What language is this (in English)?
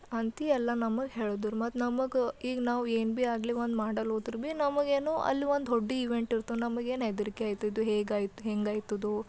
Kannada